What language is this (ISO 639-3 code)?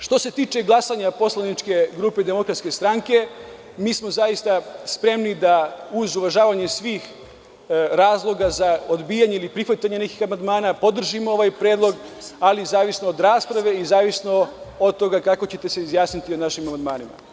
srp